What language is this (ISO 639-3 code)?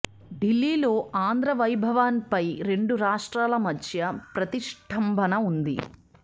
tel